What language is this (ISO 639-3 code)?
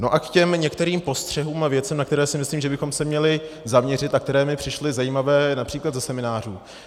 ces